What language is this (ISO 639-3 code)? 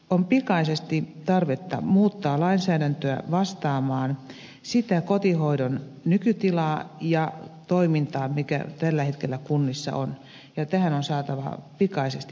fin